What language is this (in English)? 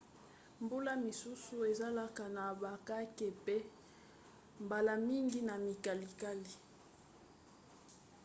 Lingala